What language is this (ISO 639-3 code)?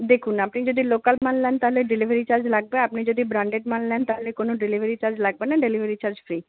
ben